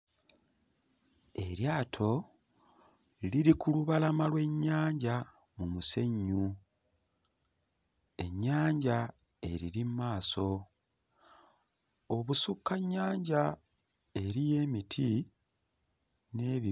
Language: Ganda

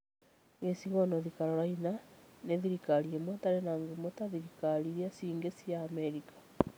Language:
Kikuyu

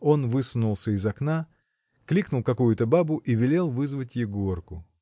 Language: Russian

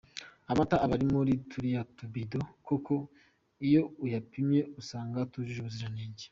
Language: Kinyarwanda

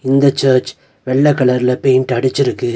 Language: Tamil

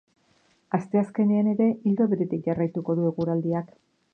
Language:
Basque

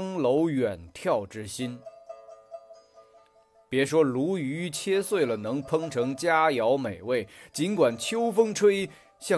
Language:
Chinese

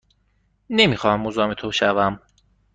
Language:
Persian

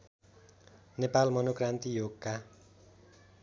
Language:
Nepali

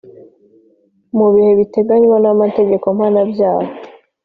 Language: Kinyarwanda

